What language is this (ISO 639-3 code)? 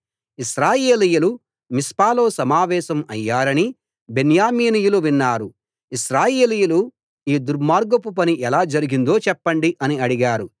tel